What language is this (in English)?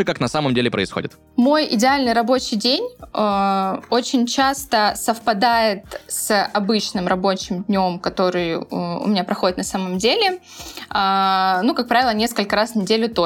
Russian